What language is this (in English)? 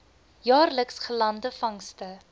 Afrikaans